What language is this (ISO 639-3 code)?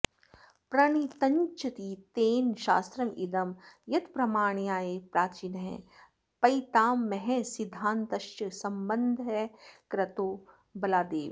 san